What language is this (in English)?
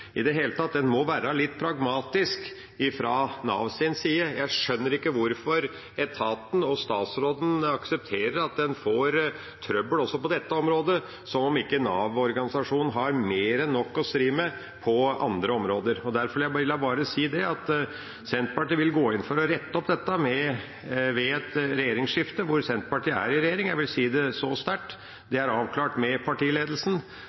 Norwegian Bokmål